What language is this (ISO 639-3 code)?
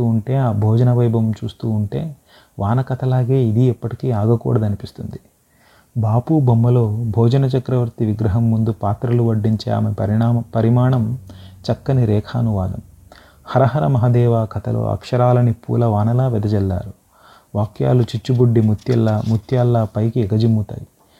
tel